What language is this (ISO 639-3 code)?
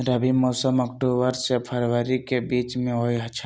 mag